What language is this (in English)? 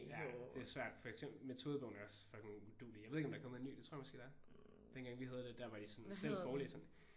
Danish